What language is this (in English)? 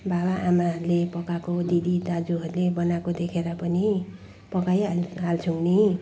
Nepali